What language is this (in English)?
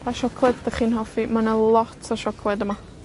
Welsh